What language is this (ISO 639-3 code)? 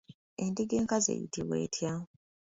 lug